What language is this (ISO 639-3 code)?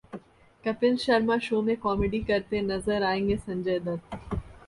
hin